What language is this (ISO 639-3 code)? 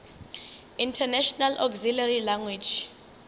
nso